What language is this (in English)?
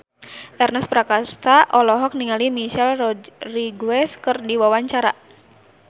Sundanese